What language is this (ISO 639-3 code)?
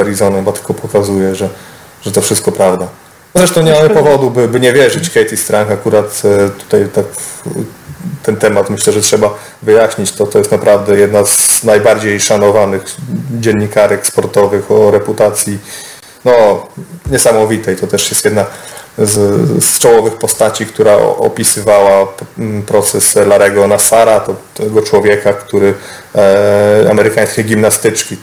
pol